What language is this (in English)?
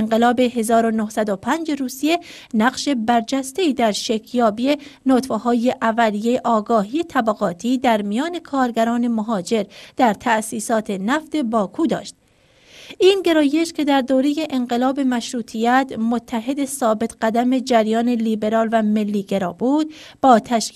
Persian